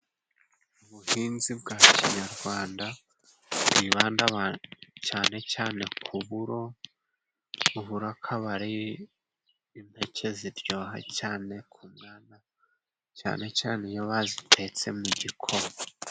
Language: Kinyarwanda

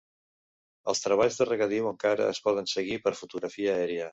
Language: Catalan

